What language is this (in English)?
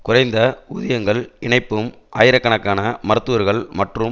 Tamil